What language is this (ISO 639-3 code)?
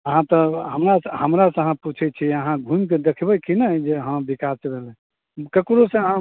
mai